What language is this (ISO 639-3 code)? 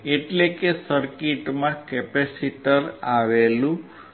guj